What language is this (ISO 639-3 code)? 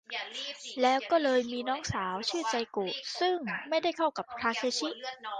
tha